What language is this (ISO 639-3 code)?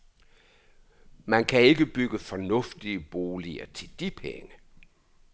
dan